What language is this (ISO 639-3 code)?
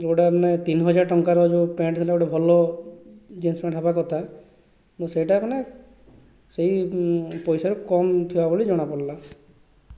ori